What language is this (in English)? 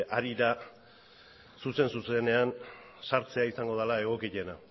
Basque